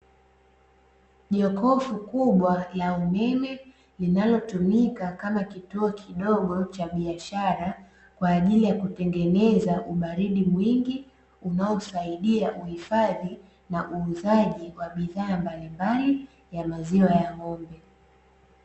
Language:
Swahili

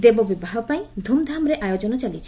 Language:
Odia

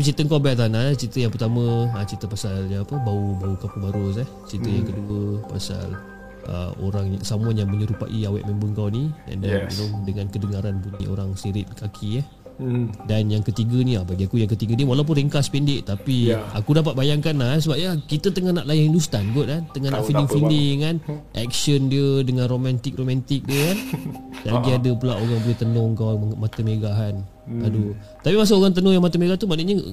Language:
Malay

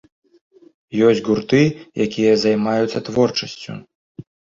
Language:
Belarusian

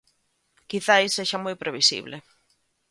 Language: Galician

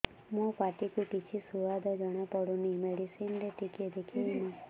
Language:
Odia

